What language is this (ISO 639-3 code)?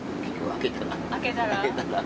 jpn